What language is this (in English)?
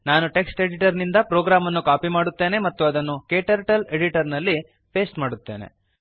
Kannada